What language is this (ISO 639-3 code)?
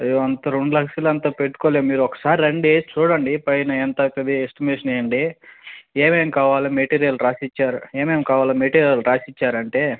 tel